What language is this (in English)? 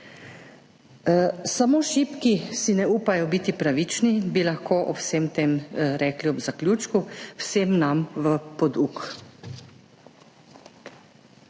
Slovenian